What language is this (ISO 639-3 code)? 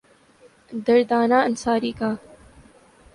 urd